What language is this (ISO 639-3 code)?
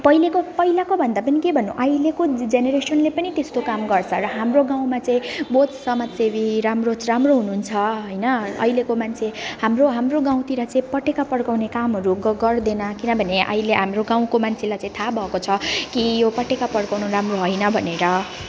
nep